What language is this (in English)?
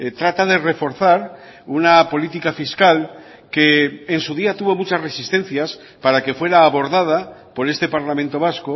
Spanish